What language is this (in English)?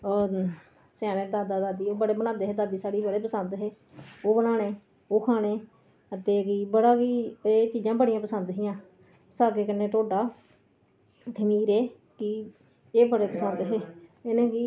Dogri